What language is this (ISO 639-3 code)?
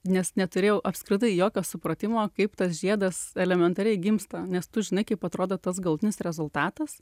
lit